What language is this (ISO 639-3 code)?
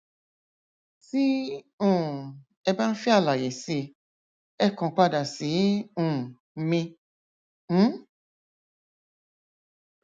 yor